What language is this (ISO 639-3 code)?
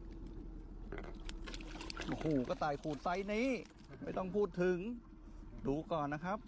tha